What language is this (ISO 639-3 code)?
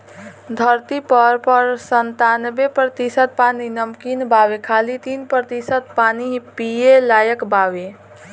bho